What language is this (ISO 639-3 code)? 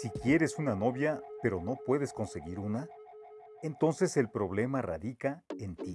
spa